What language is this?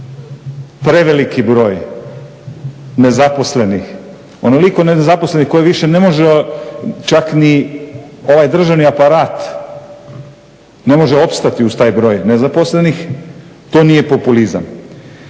Croatian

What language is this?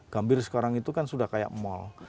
Indonesian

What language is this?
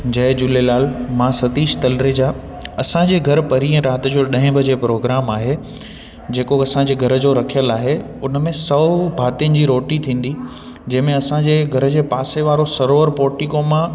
Sindhi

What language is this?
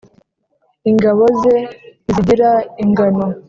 Kinyarwanda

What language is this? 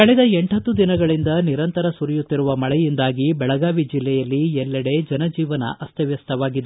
Kannada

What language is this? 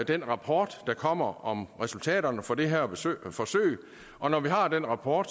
Danish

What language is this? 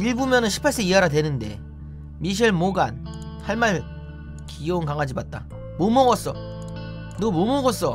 Korean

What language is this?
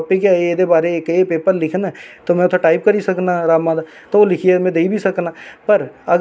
Dogri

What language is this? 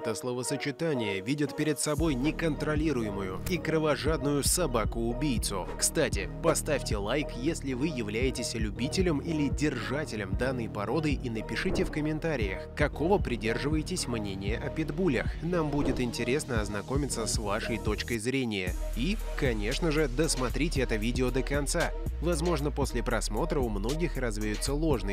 Russian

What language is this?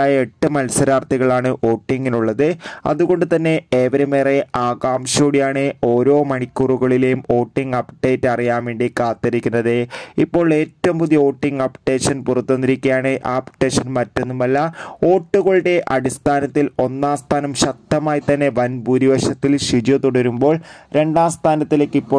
Arabic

